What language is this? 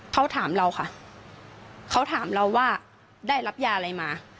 Thai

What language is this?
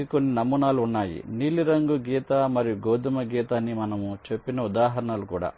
Telugu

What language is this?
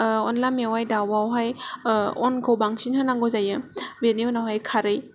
Bodo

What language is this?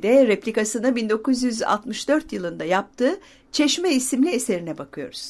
Turkish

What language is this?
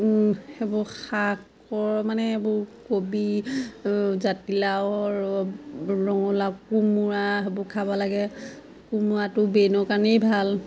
Assamese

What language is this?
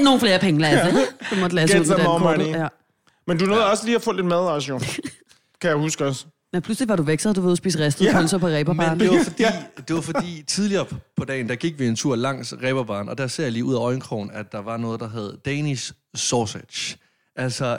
Danish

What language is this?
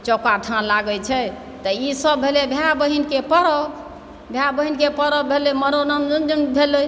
Maithili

